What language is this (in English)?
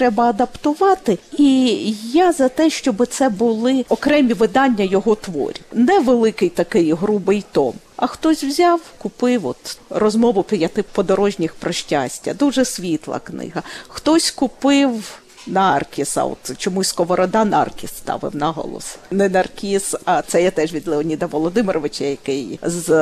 Ukrainian